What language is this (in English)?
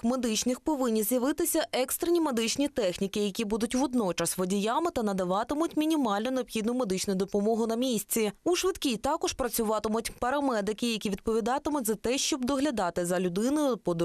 Ukrainian